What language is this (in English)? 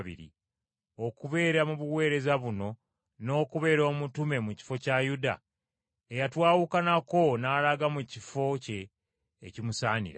Ganda